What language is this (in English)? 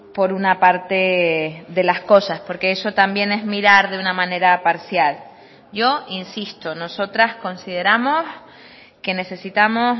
Spanish